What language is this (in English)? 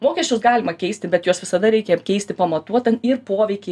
Lithuanian